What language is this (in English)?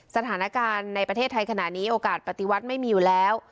Thai